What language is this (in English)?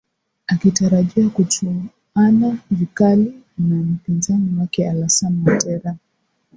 Swahili